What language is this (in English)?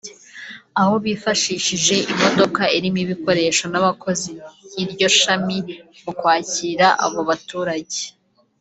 Kinyarwanda